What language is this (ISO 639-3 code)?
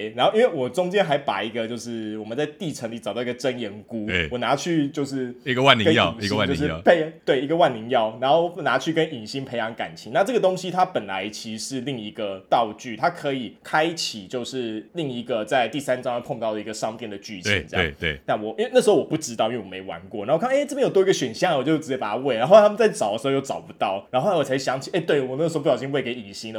zho